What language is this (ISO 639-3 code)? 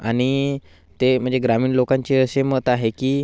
mar